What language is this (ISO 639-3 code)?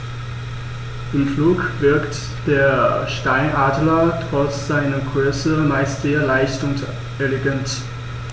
deu